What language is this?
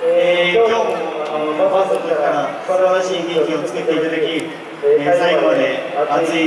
Japanese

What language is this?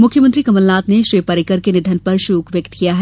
Hindi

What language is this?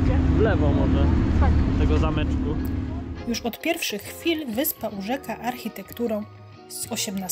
Polish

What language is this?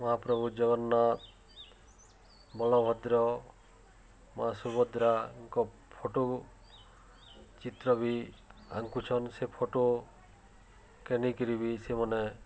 Odia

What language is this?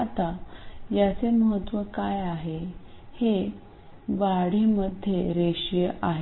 Marathi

